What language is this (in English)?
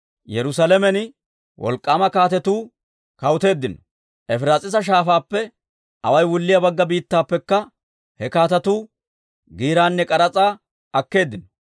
Dawro